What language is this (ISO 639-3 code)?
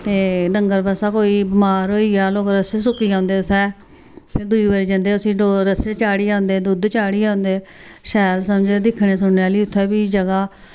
doi